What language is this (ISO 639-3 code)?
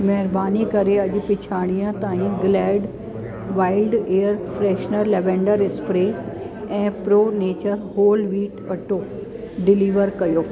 snd